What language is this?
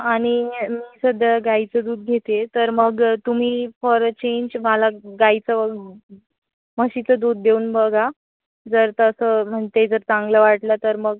Marathi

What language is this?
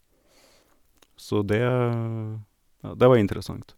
Norwegian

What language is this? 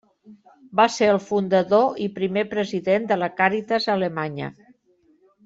Catalan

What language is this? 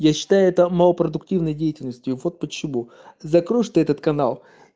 Russian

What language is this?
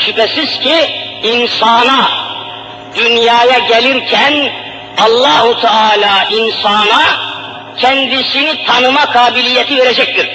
Turkish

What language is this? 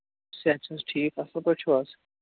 Kashmiri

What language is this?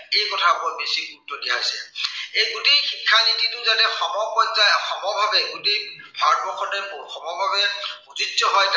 Assamese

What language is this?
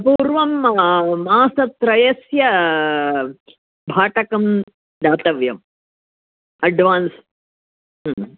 Sanskrit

